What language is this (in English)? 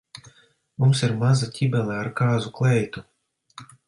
Latvian